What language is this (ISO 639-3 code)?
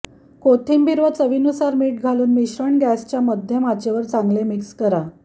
mar